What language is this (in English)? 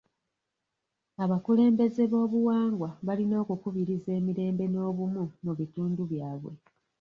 Ganda